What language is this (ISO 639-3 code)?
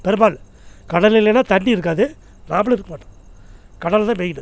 tam